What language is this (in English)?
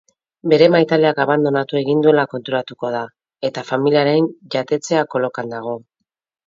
Basque